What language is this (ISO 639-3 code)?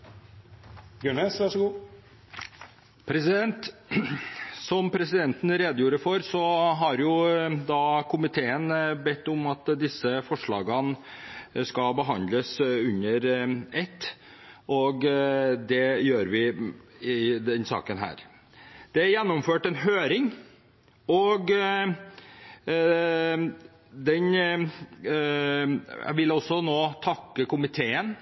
nob